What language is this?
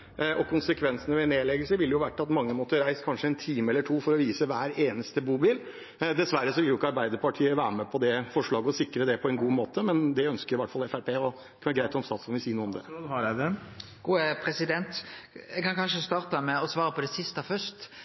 Norwegian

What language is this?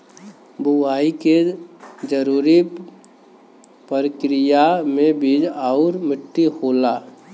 Bhojpuri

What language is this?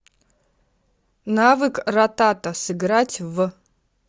Russian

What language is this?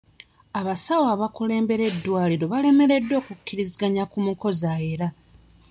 Ganda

